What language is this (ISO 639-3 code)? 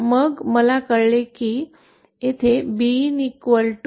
mar